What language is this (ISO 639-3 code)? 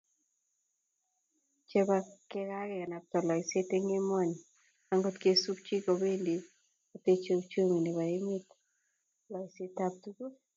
kln